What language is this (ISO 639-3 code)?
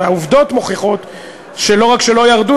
heb